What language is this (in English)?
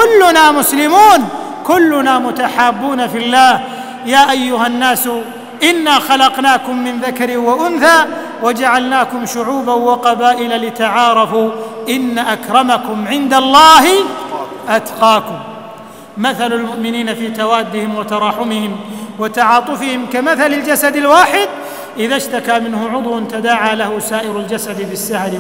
Arabic